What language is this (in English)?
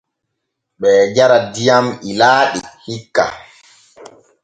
Borgu Fulfulde